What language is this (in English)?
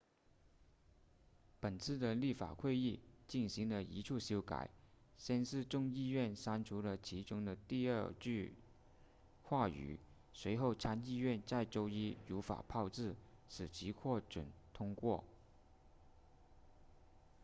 Chinese